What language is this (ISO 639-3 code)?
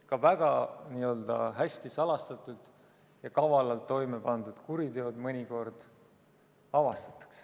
est